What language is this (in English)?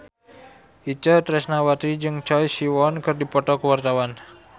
Sundanese